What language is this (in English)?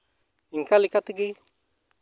Santali